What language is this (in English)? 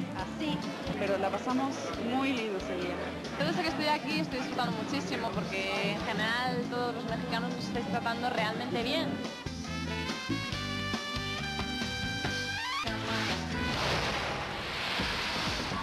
Spanish